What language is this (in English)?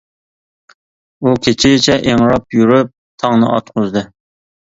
Uyghur